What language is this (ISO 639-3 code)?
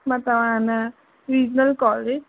snd